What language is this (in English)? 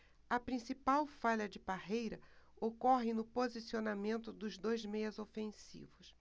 Portuguese